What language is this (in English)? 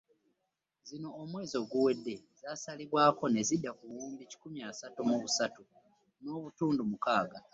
Ganda